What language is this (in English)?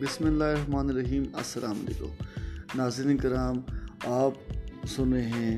Urdu